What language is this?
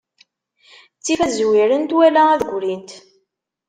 Kabyle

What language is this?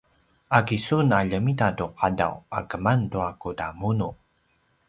Paiwan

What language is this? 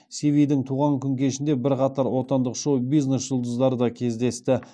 Kazakh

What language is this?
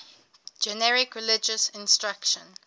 English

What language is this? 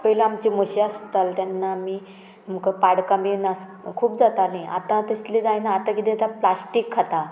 Konkani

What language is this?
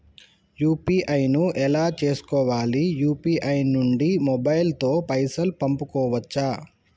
Telugu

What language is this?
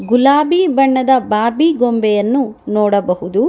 Kannada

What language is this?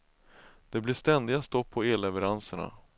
Swedish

